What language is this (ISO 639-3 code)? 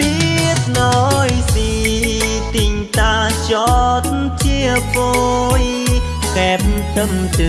vie